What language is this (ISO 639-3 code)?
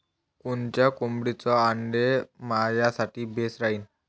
mar